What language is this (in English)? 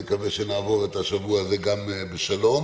Hebrew